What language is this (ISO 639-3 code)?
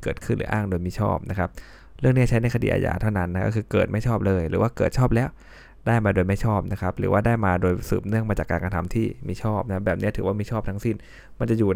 tha